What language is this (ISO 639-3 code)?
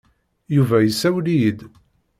kab